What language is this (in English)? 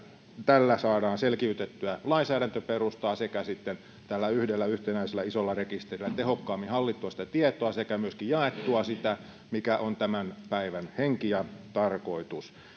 Finnish